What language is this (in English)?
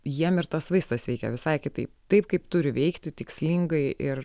Lithuanian